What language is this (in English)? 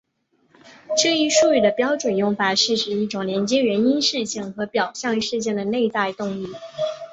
Chinese